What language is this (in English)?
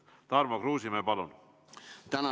Estonian